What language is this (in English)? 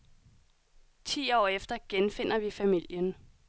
Danish